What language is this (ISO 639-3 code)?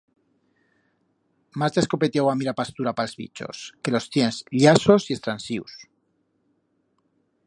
arg